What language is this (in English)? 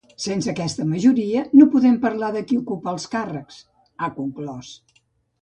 Catalan